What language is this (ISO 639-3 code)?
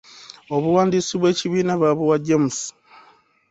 lug